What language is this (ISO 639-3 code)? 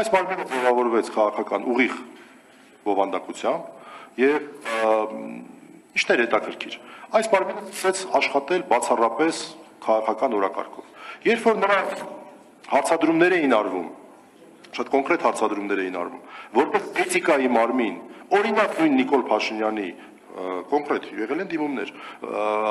ron